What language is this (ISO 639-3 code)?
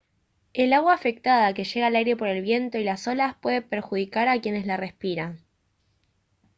spa